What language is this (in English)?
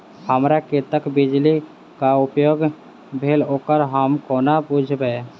Maithili